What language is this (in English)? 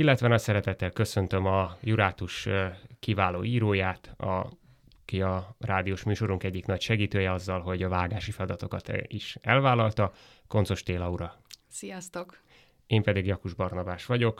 Hungarian